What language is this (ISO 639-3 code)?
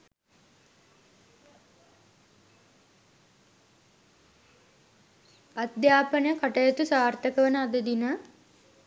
sin